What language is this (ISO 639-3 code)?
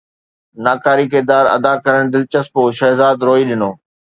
snd